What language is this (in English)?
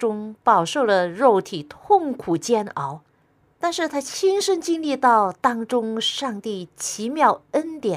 Chinese